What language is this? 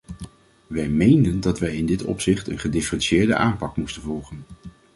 Dutch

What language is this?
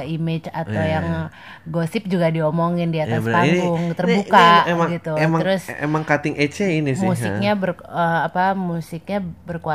Indonesian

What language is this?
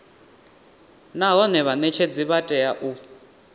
Venda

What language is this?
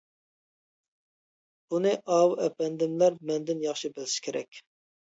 Uyghur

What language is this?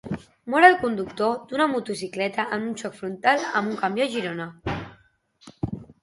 Catalan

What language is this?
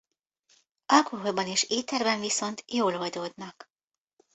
Hungarian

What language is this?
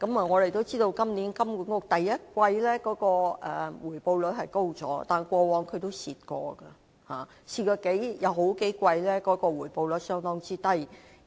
Cantonese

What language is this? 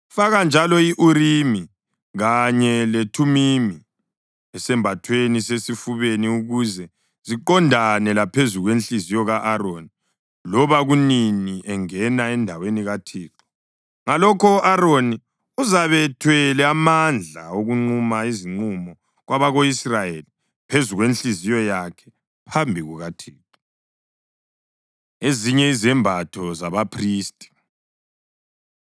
North Ndebele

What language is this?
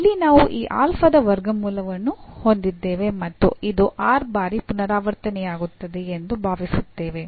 Kannada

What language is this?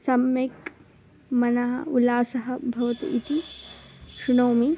Sanskrit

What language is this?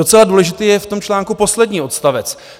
Czech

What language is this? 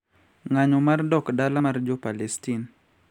Luo (Kenya and Tanzania)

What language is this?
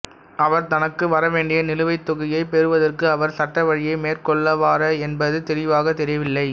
Tamil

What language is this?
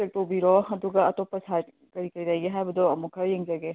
Manipuri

